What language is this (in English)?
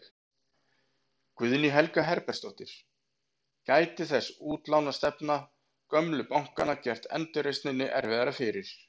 Icelandic